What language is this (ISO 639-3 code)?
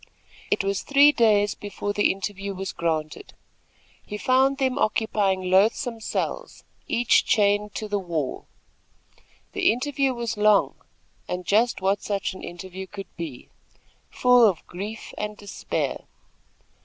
eng